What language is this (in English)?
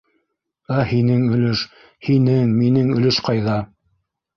Bashkir